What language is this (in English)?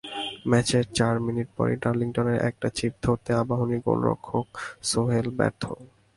Bangla